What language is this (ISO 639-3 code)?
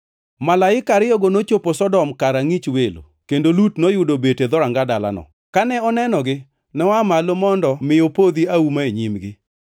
luo